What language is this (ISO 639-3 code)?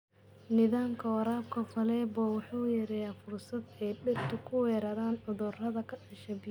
som